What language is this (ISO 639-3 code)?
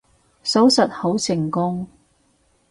yue